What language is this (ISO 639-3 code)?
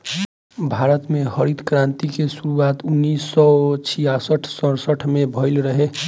bho